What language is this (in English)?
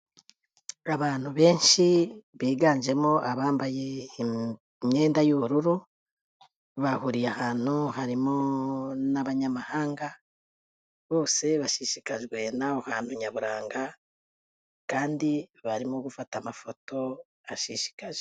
Kinyarwanda